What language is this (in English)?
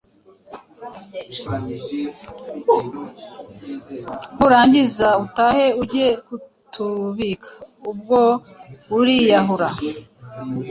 Kinyarwanda